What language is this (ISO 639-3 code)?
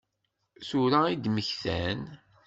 kab